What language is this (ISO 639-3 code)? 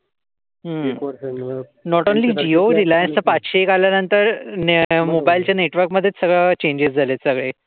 mar